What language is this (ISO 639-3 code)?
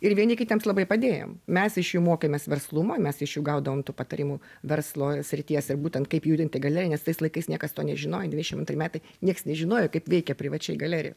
lit